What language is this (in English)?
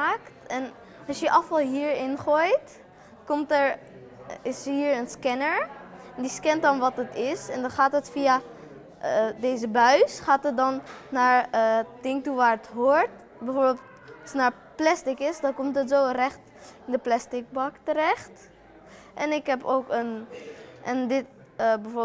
Dutch